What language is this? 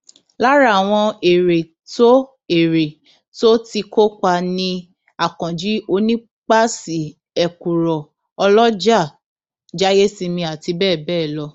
Yoruba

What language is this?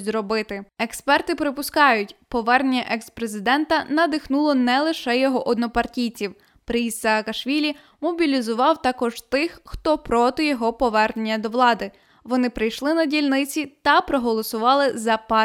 Ukrainian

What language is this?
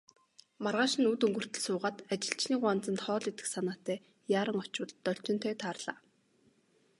Mongolian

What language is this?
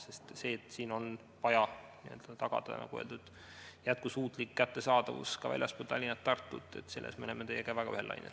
Estonian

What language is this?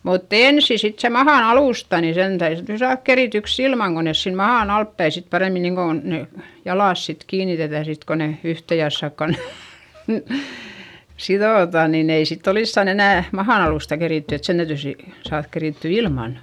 Finnish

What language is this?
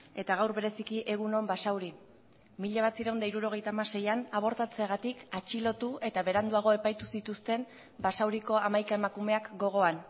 Basque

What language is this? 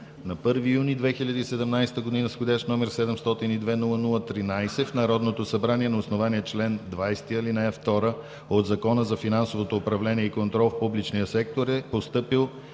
Bulgarian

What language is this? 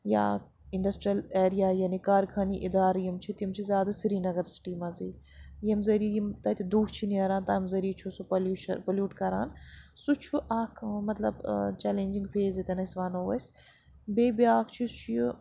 Kashmiri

